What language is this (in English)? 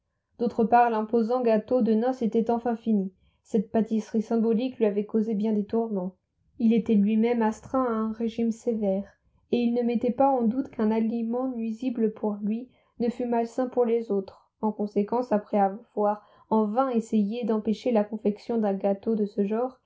French